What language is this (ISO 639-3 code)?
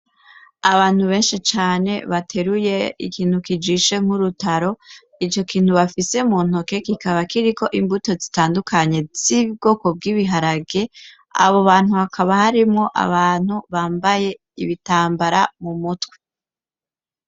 run